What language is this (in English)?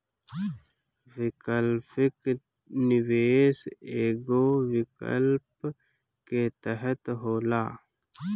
Bhojpuri